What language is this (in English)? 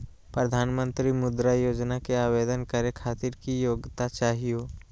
Magahi